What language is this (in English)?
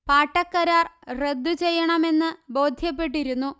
Malayalam